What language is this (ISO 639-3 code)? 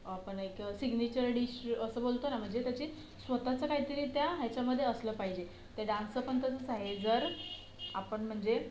mar